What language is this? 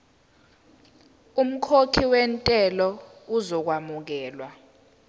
Zulu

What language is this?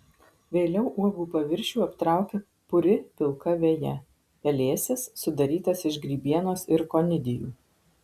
Lithuanian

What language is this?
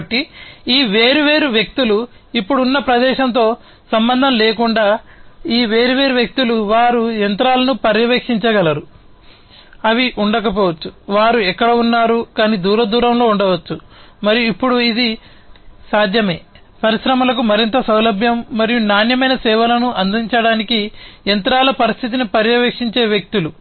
Telugu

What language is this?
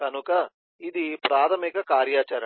Telugu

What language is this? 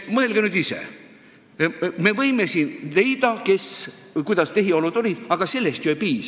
Estonian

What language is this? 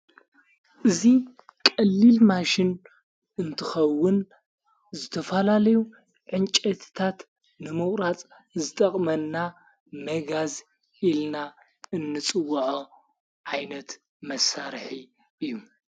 Tigrinya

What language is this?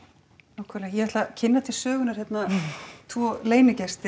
Icelandic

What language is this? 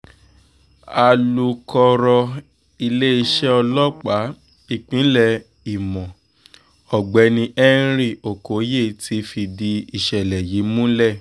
Yoruba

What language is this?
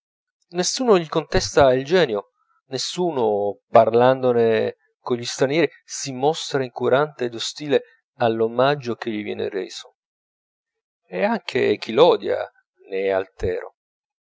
Italian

